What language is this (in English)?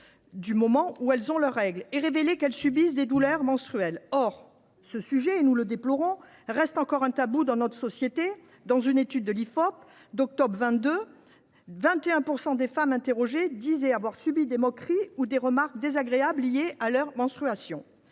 French